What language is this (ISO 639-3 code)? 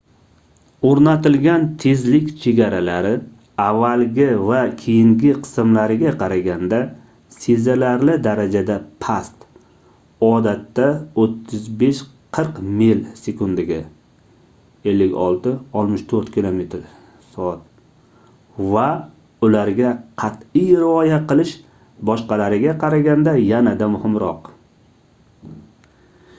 uzb